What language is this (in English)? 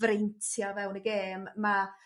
Welsh